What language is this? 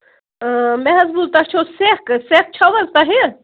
Kashmiri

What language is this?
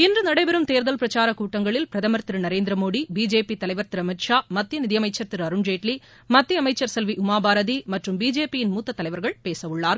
Tamil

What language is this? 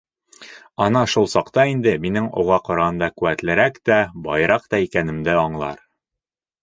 Bashkir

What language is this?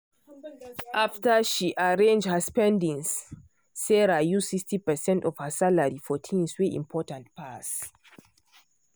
Nigerian Pidgin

